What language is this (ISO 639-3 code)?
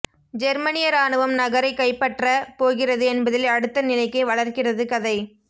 tam